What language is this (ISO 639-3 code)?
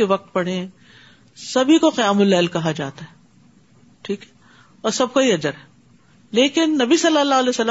urd